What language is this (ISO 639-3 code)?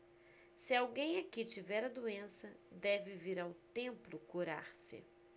por